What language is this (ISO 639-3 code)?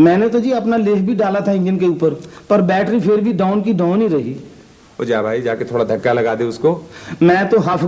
urd